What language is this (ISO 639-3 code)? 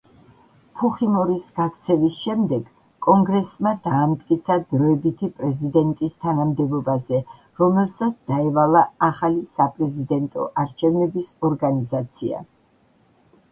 kat